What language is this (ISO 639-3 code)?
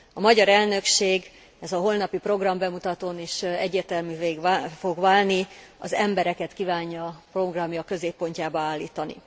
hun